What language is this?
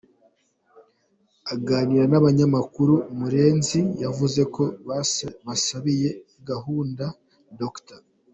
Kinyarwanda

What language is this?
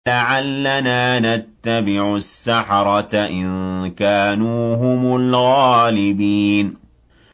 Arabic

